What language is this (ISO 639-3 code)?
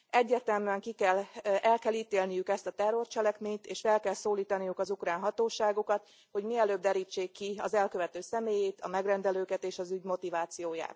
hun